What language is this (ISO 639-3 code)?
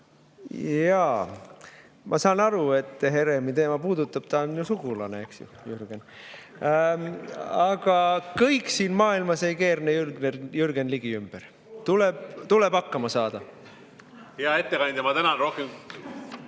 est